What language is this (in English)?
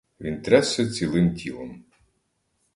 Ukrainian